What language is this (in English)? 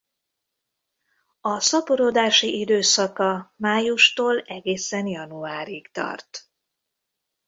Hungarian